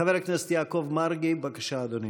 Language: Hebrew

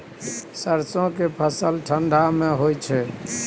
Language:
Maithili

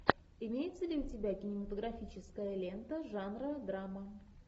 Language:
Russian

